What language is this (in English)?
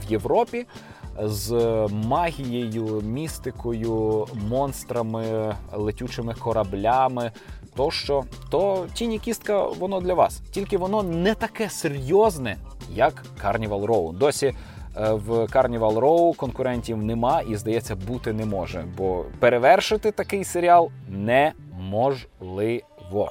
Ukrainian